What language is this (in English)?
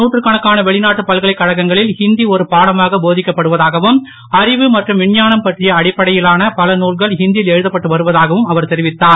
Tamil